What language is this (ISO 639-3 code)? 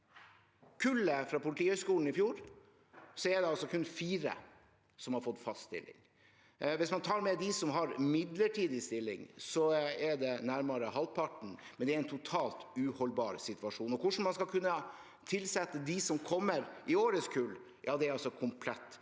nor